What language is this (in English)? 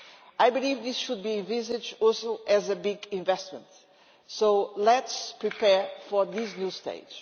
English